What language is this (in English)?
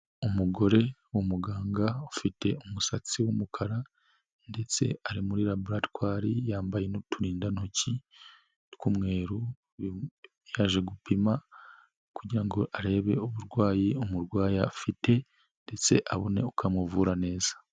Kinyarwanda